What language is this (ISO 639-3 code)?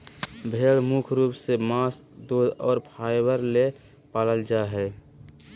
mag